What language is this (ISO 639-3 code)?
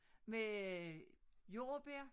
dan